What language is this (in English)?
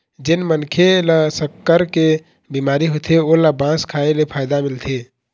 Chhattisgarhi